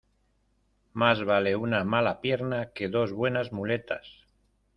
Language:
Spanish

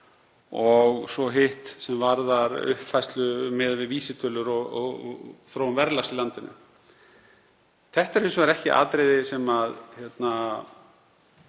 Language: Icelandic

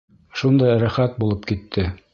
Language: Bashkir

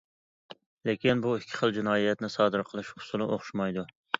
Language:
Uyghur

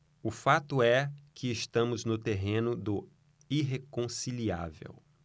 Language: Portuguese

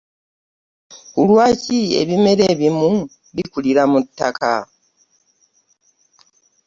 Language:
Ganda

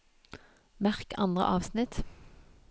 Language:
Norwegian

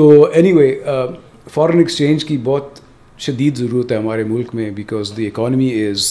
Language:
Urdu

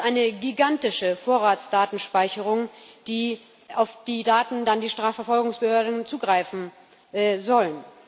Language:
German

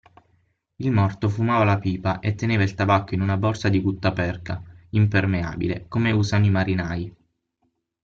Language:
Italian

